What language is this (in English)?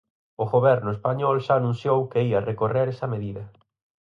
Galician